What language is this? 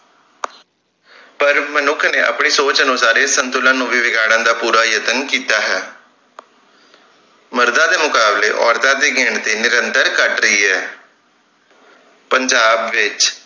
Punjabi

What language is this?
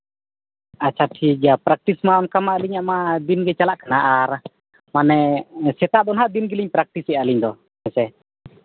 Santali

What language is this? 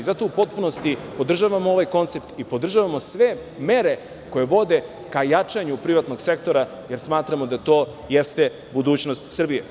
Serbian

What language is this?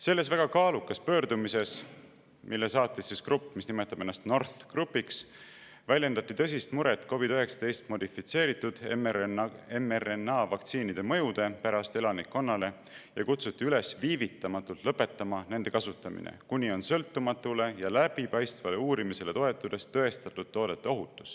Estonian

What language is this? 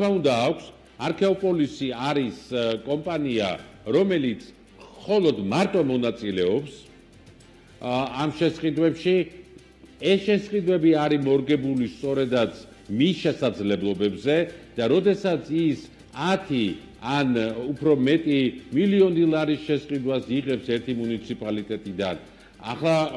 Romanian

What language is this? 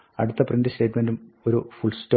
Malayalam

